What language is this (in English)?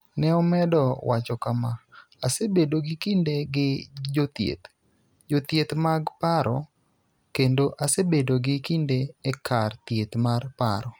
Luo (Kenya and Tanzania)